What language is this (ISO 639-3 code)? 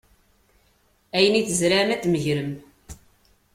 kab